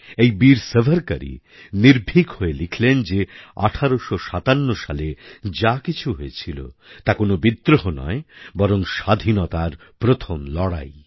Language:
Bangla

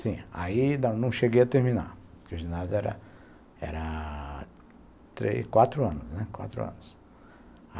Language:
Portuguese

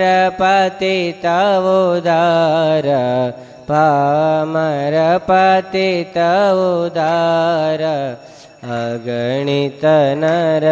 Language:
Gujarati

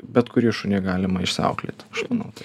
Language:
Lithuanian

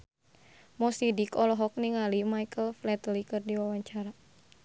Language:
Sundanese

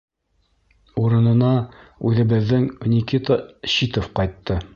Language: Bashkir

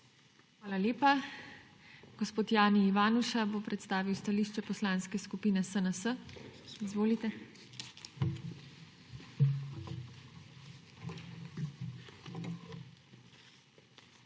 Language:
Slovenian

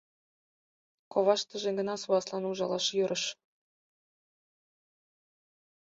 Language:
Mari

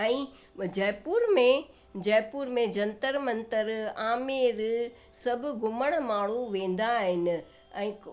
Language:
Sindhi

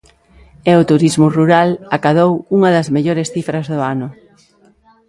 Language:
Galician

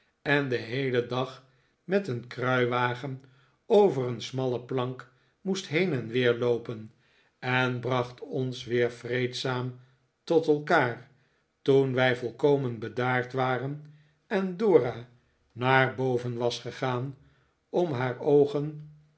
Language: Dutch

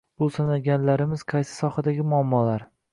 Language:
Uzbek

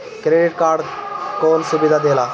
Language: Bhojpuri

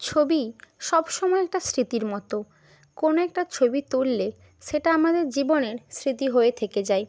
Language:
Bangla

